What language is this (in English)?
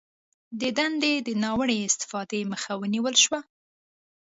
Pashto